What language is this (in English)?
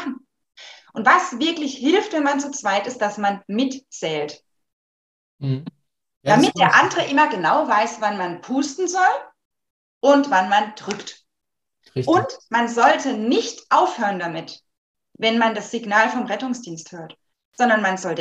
German